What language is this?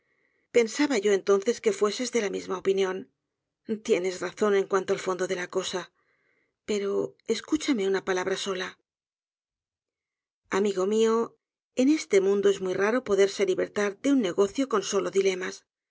Spanish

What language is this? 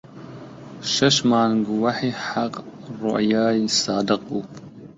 Central Kurdish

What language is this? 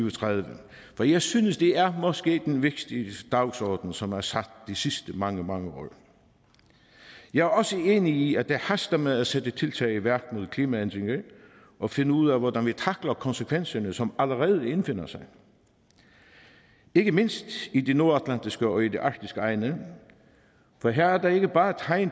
Danish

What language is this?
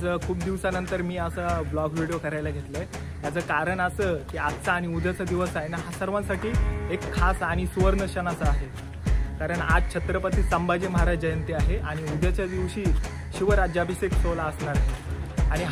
Marathi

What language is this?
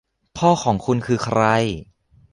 Thai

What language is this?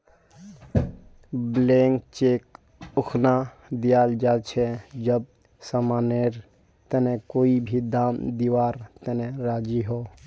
Magahi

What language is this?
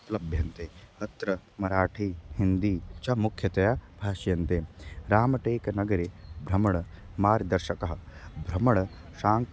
Sanskrit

